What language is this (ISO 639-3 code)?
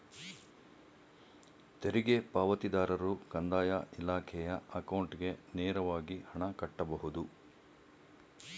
kan